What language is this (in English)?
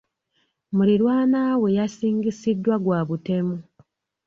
Ganda